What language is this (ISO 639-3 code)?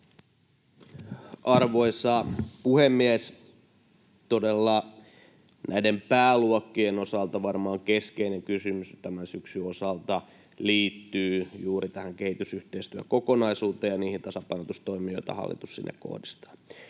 fin